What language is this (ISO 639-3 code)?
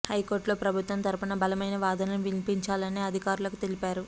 tel